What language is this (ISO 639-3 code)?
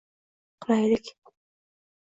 uzb